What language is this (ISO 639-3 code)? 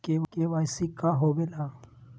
mag